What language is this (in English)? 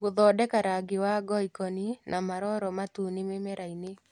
Kikuyu